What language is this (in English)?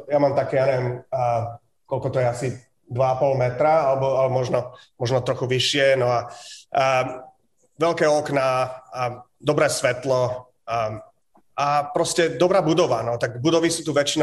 Slovak